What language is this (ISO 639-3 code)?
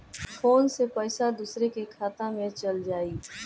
bho